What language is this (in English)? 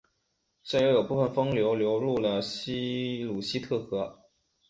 Chinese